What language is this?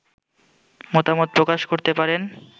Bangla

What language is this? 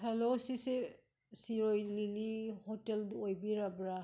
Manipuri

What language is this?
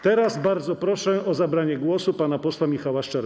Polish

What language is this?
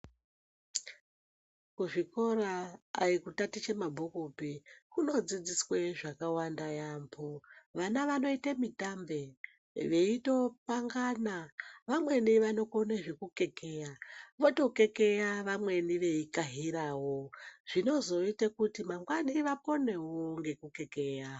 Ndau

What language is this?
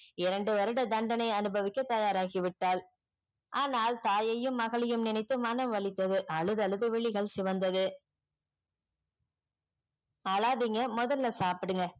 Tamil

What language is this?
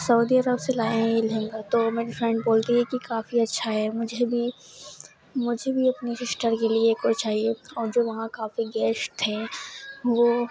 Urdu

